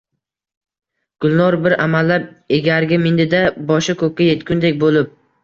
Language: Uzbek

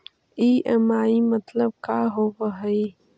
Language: Magahi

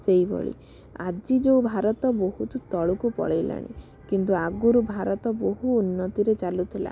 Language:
Odia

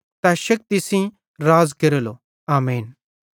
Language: Bhadrawahi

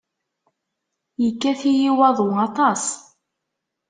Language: Kabyle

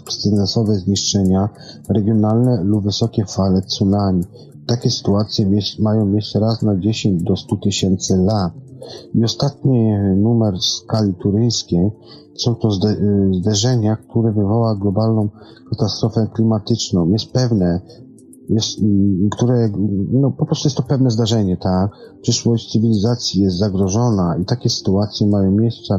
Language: Polish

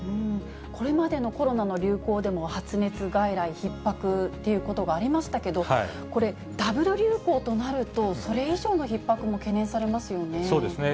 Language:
Japanese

